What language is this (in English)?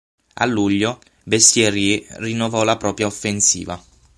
Italian